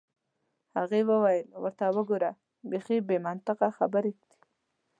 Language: Pashto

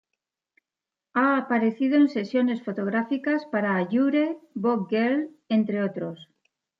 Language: Spanish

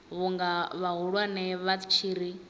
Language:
Venda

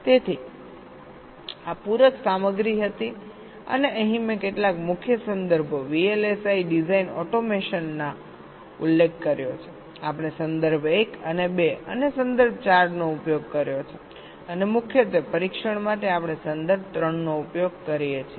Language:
Gujarati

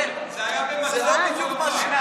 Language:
Hebrew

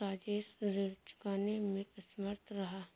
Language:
Hindi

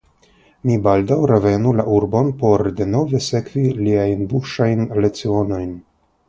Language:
Esperanto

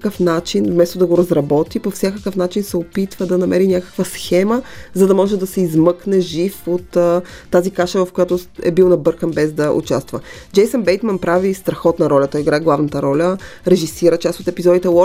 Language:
Bulgarian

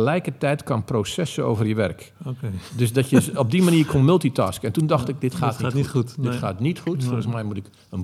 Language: Dutch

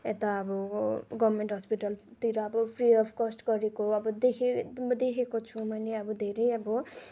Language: Nepali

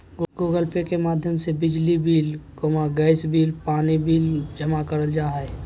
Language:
Magahi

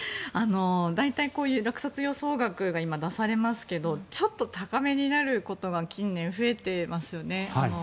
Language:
Japanese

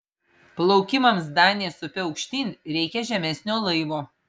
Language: Lithuanian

